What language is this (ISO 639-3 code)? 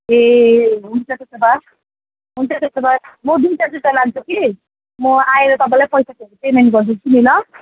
nep